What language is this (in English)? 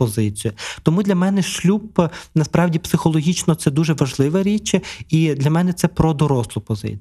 Ukrainian